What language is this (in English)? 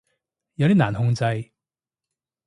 Cantonese